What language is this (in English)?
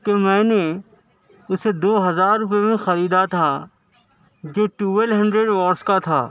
Urdu